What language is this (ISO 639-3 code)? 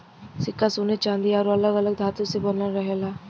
bho